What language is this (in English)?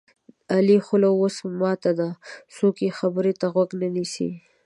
Pashto